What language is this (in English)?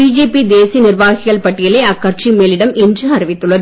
Tamil